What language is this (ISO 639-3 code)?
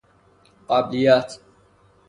fas